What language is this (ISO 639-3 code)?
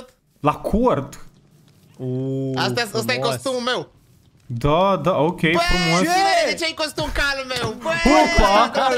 ron